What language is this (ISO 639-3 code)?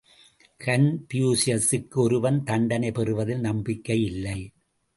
tam